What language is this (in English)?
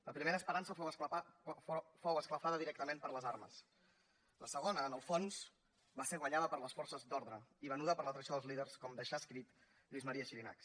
Catalan